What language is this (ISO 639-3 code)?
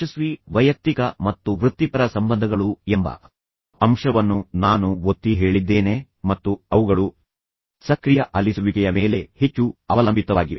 kan